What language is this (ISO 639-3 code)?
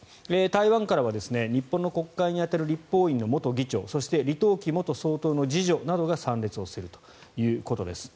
jpn